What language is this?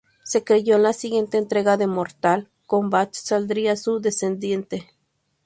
Spanish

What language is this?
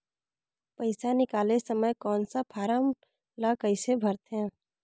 Chhattisgarhi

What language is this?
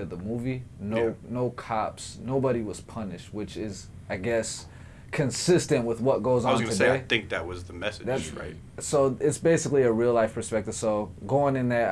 English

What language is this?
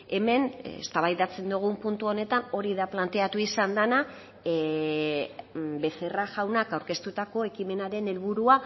Basque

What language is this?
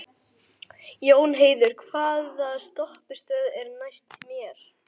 Icelandic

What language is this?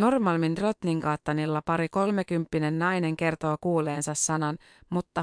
Finnish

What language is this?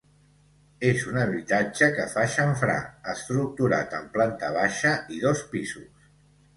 Catalan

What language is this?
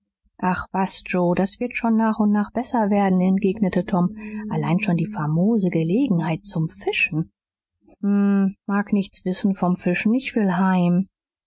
German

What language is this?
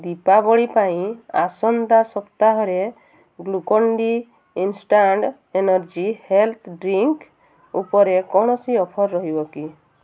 Odia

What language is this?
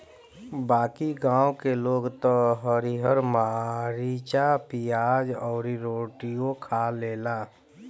Bhojpuri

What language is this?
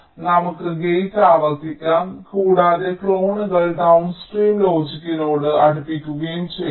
Malayalam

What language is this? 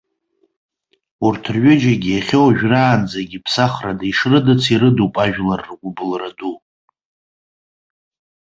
Abkhazian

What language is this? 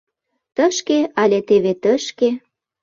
Mari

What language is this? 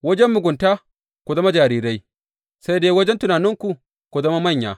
Hausa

